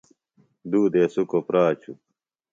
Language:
Phalura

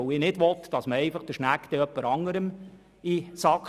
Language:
Swiss German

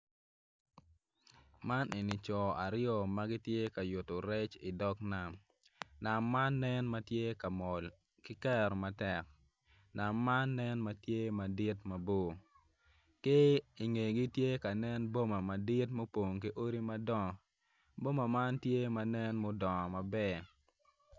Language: Acoli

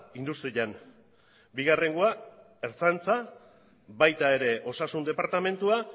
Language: Basque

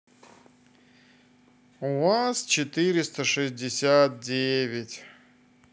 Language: Russian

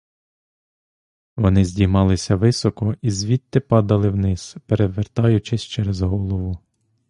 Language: Ukrainian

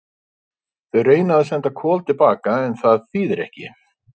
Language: Icelandic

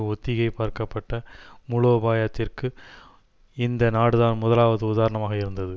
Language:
Tamil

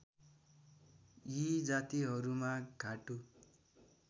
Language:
Nepali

